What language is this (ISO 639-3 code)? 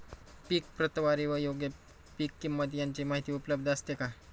mar